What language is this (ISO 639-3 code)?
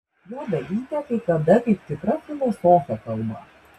lit